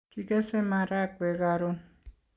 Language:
Kalenjin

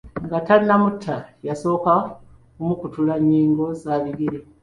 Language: Ganda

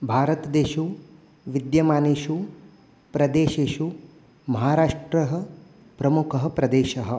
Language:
Sanskrit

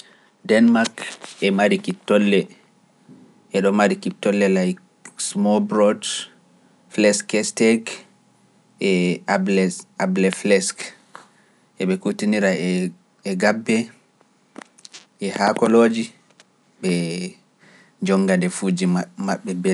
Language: Pular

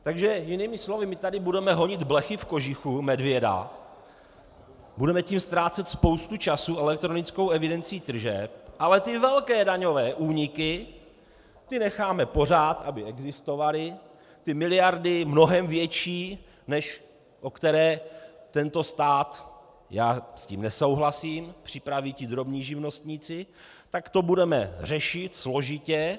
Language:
Czech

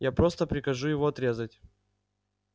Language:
Russian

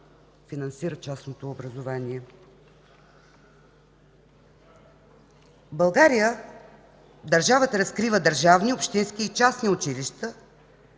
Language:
Bulgarian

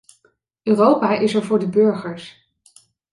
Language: Dutch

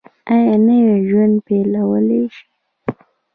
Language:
Pashto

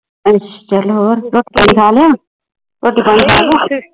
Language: Punjabi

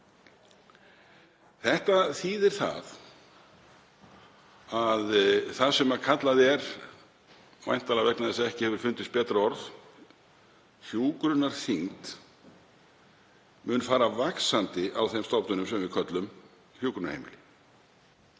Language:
Icelandic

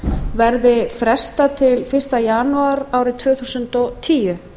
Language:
Icelandic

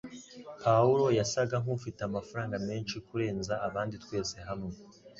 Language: Kinyarwanda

